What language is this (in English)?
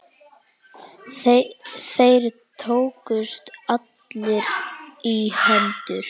Icelandic